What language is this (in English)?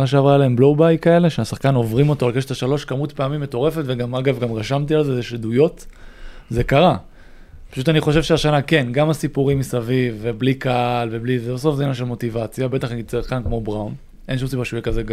Hebrew